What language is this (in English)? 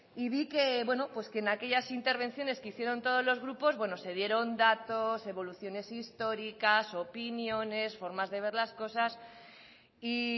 Spanish